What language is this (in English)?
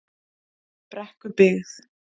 Icelandic